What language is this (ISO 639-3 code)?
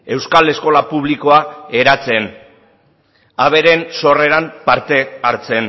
eus